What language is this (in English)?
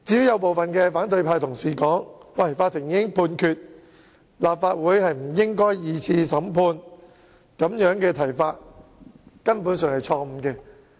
Cantonese